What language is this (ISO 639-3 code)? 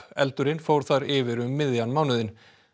isl